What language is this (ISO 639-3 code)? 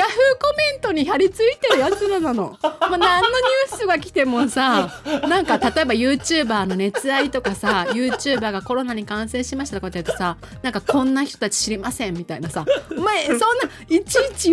jpn